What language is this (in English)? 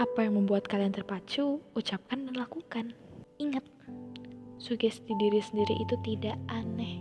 Indonesian